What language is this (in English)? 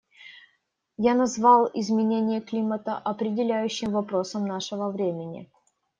Russian